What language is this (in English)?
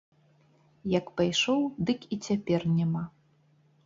Belarusian